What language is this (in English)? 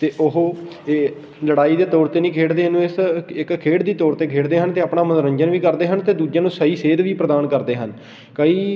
Punjabi